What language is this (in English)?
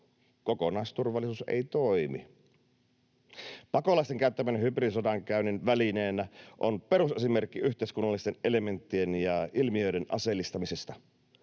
Finnish